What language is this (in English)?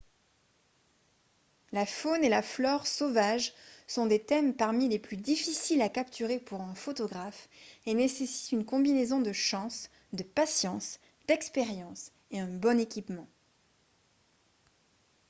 French